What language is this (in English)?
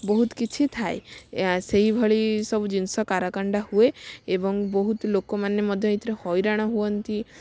Odia